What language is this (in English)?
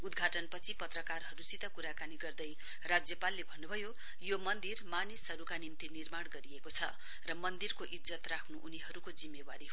Nepali